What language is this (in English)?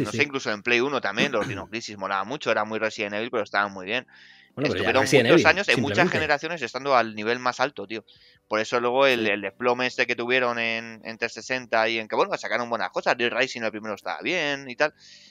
Spanish